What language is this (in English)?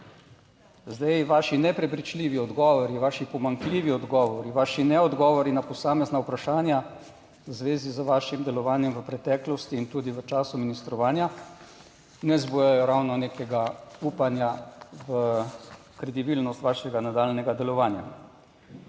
Slovenian